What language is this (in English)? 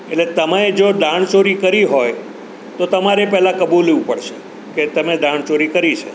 Gujarati